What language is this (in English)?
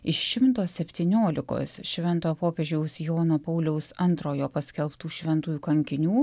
Lithuanian